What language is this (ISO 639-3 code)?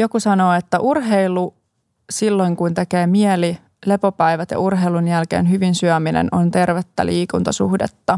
fin